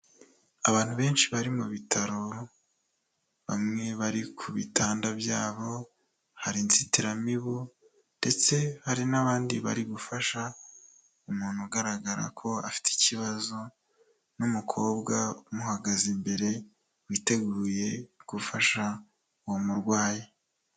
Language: Kinyarwanda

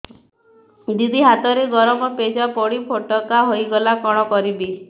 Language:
Odia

